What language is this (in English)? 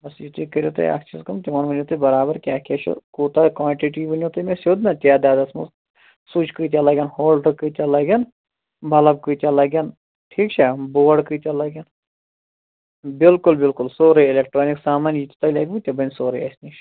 Kashmiri